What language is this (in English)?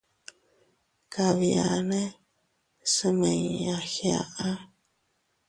Teutila Cuicatec